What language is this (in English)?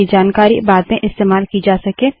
Hindi